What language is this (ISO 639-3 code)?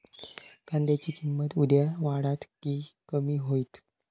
mar